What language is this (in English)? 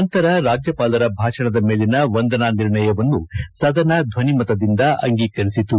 Kannada